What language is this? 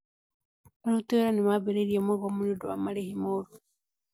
Kikuyu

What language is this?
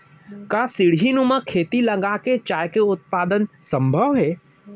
Chhattisgarhi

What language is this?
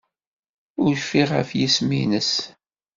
Kabyle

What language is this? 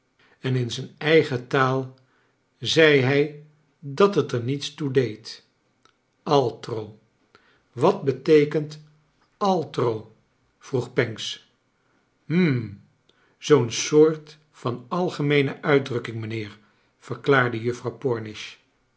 Dutch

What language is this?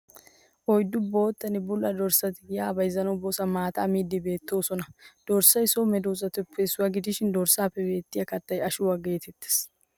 Wolaytta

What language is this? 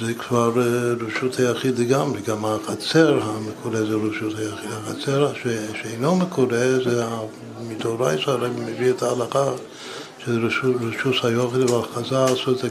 Hebrew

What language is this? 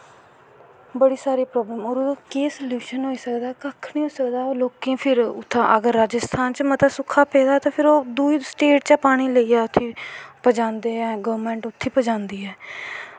Dogri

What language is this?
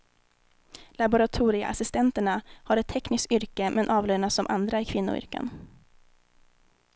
Swedish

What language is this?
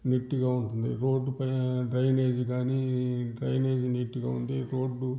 Telugu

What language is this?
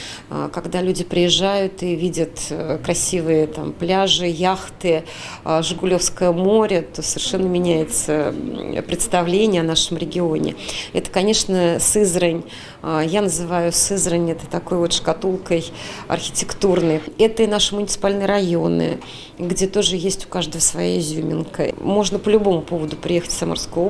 Russian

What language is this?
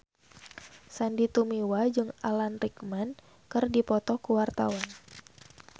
Sundanese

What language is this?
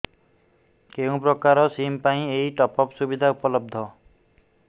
Odia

